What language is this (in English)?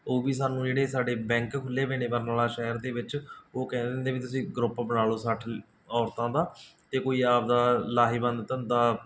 Punjabi